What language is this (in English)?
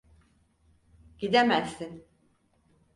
Turkish